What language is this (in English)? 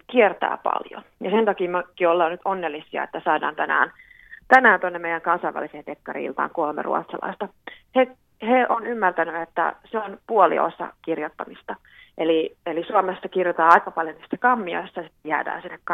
Finnish